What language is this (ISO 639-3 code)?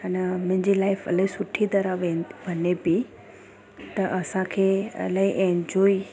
snd